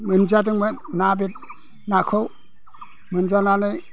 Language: Bodo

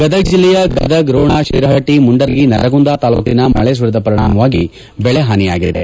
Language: Kannada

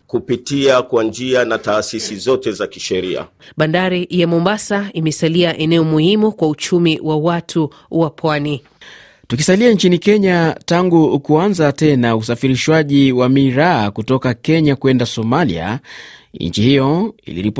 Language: Swahili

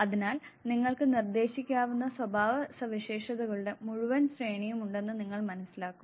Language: Malayalam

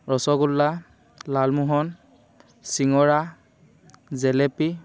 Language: Assamese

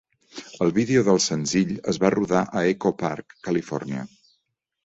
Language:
Catalan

